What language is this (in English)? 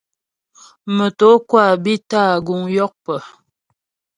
Ghomala